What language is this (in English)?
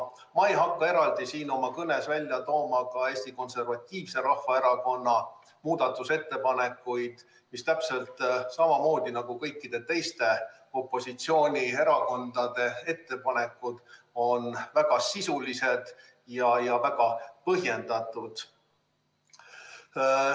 Estonian